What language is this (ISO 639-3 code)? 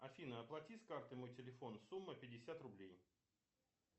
rus